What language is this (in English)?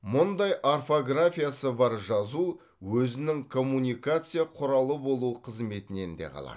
Kazakh